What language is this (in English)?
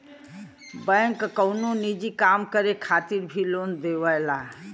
Bhojpuri